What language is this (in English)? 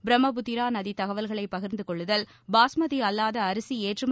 Tamil